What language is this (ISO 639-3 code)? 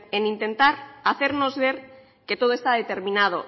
spa